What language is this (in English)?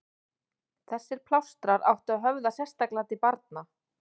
Icelandic